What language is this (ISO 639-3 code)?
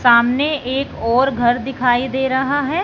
hin